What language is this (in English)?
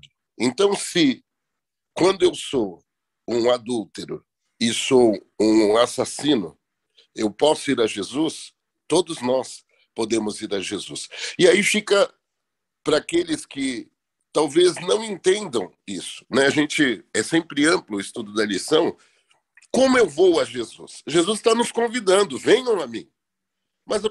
Portuguese